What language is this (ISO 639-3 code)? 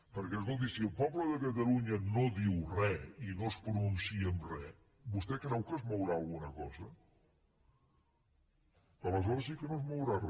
cat